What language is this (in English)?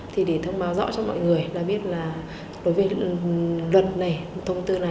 Vietnamese